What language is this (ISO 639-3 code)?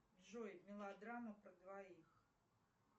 rus